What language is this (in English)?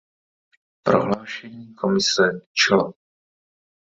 Czech